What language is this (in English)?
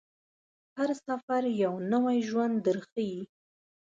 Pashto